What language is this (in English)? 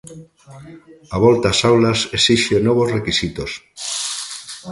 Galician